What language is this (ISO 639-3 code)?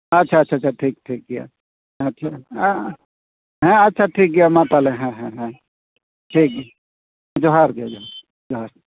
sat